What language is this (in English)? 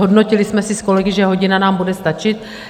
Czech